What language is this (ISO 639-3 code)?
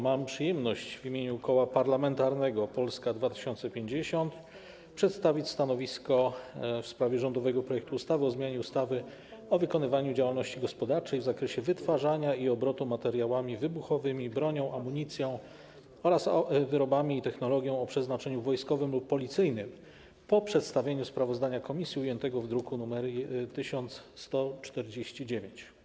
pol